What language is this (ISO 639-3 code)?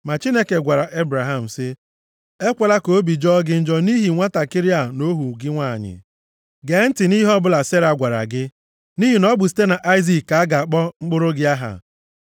ibo